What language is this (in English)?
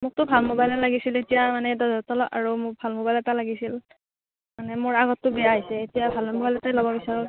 Assamese